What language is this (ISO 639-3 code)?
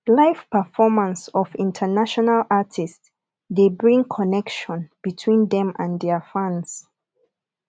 pcm